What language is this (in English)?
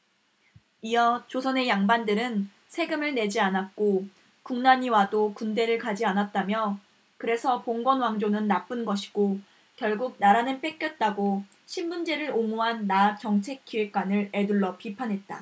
Korean